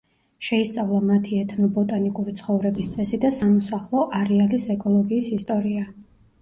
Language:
Georgian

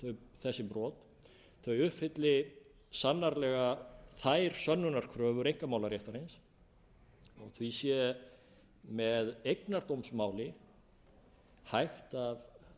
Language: Icelandic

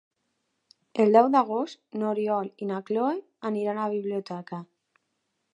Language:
Catalan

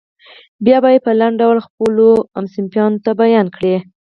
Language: Pashto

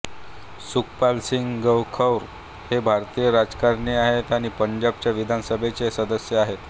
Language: Marathi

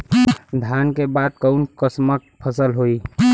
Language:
Bhojpuri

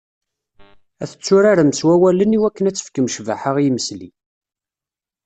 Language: Kabyle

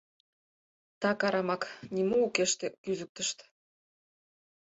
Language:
Mari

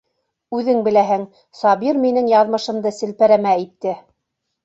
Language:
Bashkir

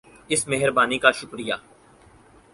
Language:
Urdu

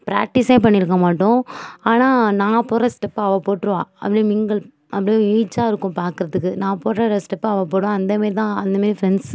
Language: Tamil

